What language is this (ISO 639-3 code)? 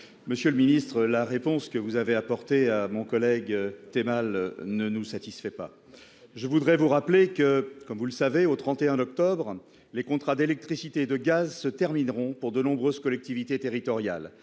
fra